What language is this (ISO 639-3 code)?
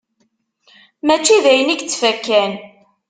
kab